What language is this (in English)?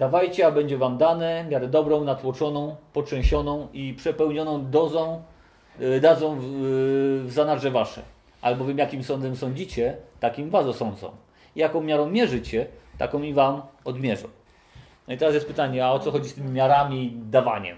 Polish